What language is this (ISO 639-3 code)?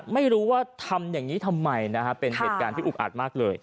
tha